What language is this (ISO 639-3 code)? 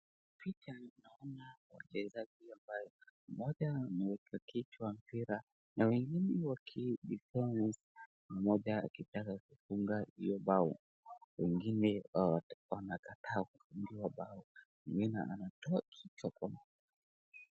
swa